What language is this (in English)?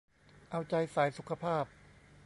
Thai